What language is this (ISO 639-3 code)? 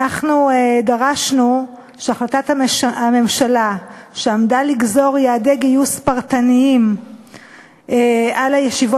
heb